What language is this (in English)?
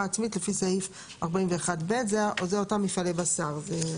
Hebrew